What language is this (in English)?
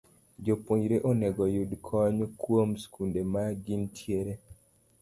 Luo (Kenya and Tanzania)